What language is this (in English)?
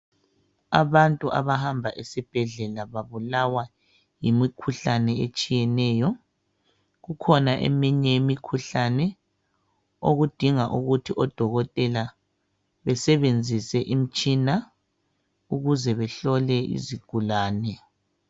North Ndebele